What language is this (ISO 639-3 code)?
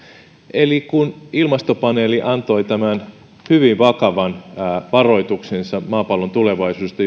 fin